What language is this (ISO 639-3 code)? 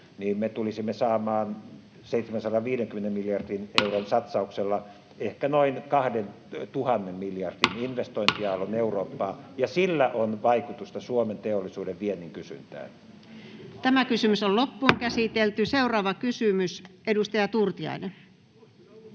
fin